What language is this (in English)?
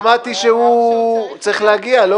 Hebrew